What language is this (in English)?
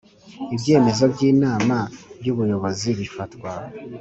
Kinyarwanda